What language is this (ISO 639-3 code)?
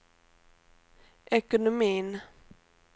swe